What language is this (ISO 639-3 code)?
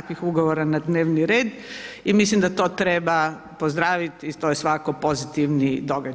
hrv